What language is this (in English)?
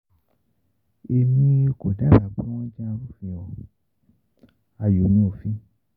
Yoruba